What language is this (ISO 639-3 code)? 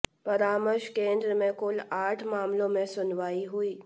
hin